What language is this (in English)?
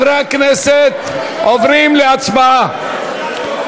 Hebrew